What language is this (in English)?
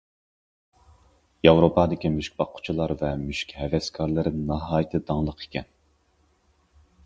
Uyghur